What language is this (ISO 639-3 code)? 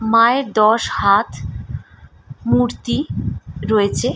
ben